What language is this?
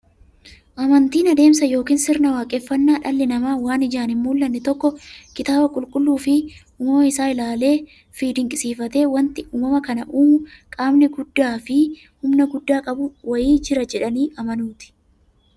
Oromo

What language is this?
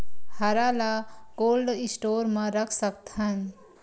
Chhattisgarhi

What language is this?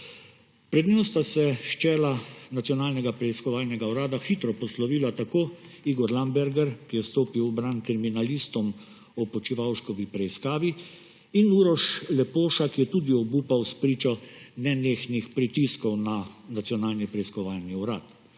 Slovenian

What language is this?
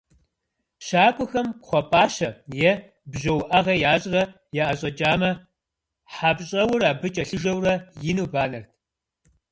Kabardian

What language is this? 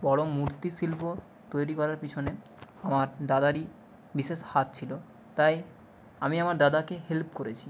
Bangla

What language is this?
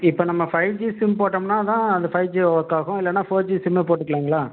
Tamil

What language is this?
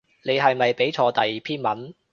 Cantonese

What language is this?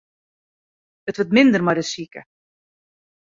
Western Frisian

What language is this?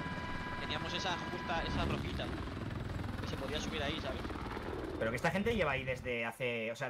Spanish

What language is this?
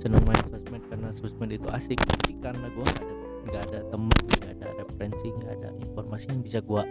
Indonesian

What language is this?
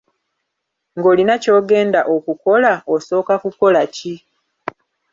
Ganda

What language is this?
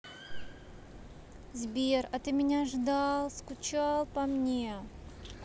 Russian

